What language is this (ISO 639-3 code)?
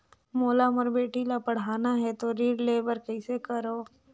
hne